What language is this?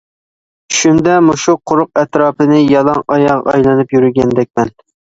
Uyghur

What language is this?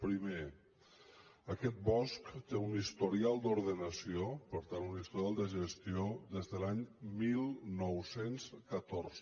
Catalan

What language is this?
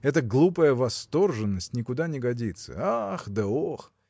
Russian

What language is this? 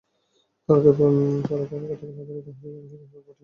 Bangla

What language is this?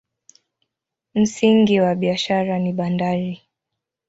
Swahili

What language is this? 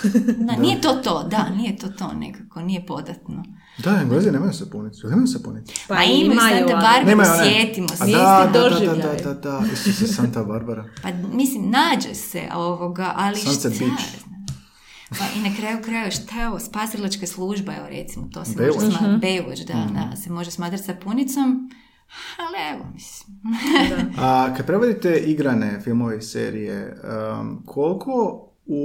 Croatian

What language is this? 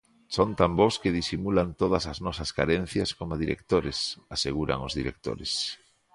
Galician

